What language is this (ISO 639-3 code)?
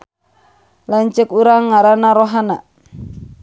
sun